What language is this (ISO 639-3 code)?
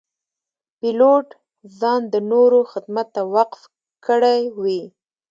pus